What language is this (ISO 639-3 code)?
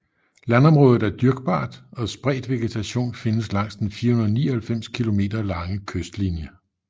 dan